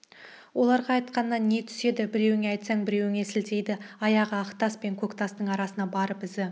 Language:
Kazakh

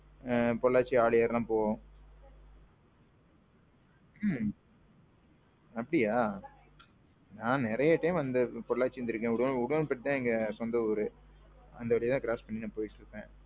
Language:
Tamil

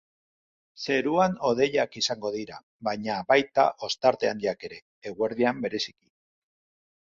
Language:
Basque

